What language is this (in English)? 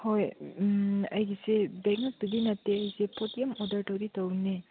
Manipuri